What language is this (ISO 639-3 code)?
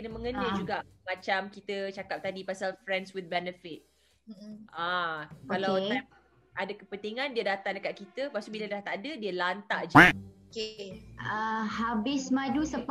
msa